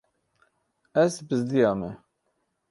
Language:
Kurdish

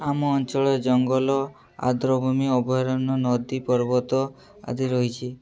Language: Odia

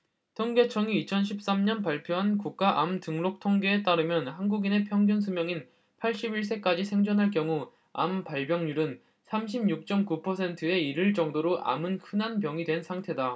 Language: Korean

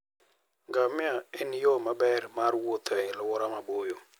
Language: Luo (Kenya and Tanzania)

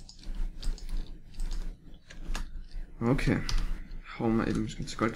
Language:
German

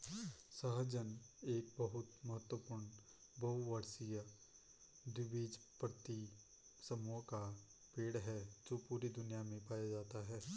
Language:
Hindi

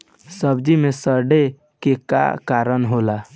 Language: Bhojpuri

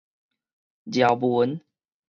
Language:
Min Nan Chinese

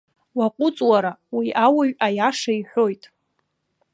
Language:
Abkhazian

